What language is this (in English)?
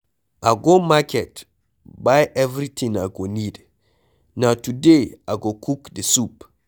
Nigerian Pidgin